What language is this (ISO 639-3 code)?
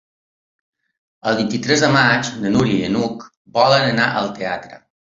cat